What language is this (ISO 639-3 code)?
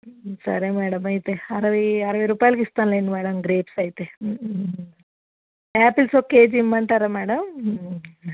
tel